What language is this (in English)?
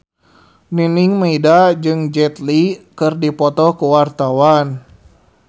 Sundanese